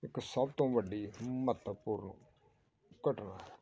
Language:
Punjabi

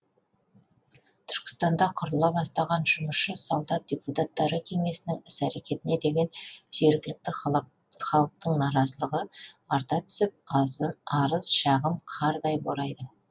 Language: Kazakh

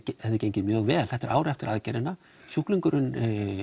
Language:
Icelandic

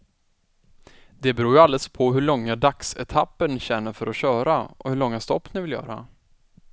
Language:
Swedish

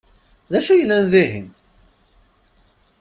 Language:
Kabyle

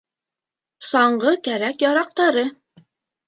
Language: Bashkir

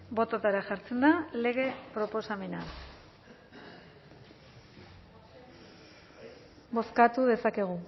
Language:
Basque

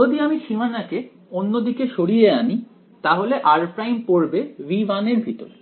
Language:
Bangla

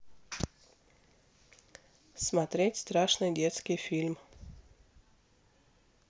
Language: Russian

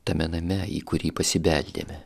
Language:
Lithuanian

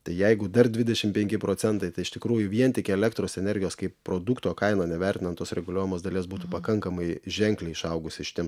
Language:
Lithuanian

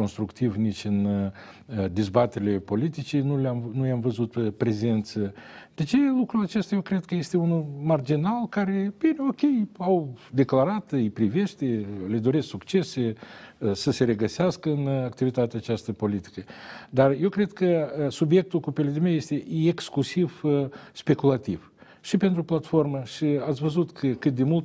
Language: Romanian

